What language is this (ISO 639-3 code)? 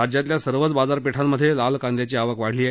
mar